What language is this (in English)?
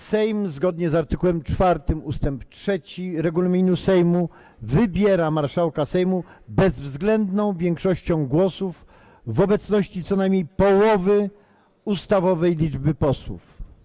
Polish